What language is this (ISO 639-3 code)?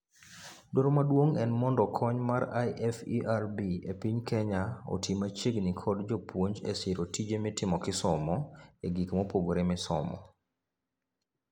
luo